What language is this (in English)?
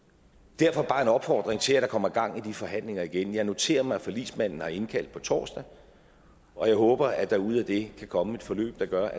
Danish